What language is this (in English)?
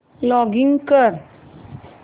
Marathi